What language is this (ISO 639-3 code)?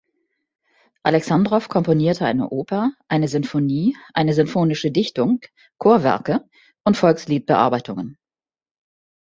deu